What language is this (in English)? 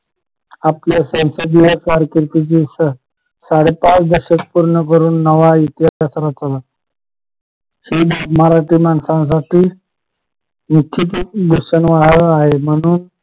Marathi